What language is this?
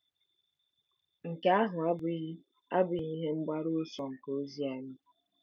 Igbo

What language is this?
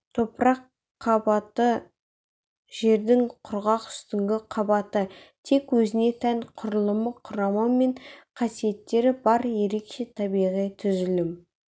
Kazakh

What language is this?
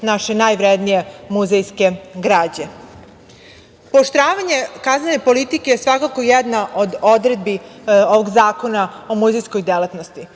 Serbian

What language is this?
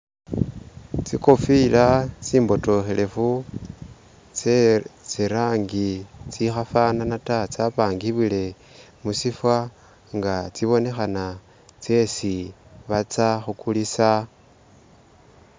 Masaaba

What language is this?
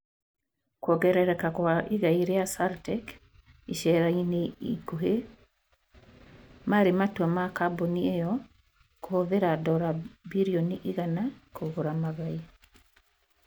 Kikuyu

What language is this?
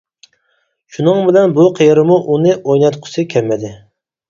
Uyghur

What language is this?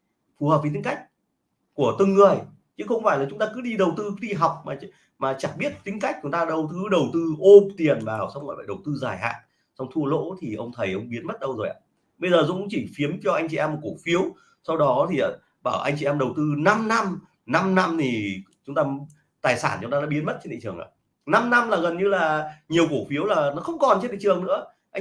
Vietnamese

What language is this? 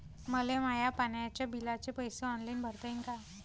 Marathi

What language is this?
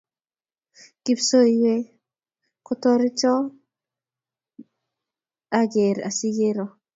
Kalenjin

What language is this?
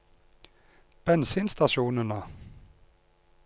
Norwegian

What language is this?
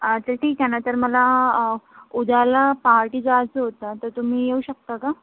Marathi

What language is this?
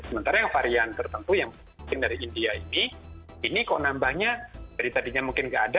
Indonesian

